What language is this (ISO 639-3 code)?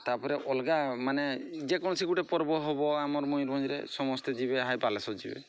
ori